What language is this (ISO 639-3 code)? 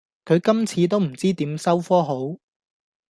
yue